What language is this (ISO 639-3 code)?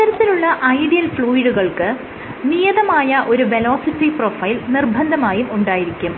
mal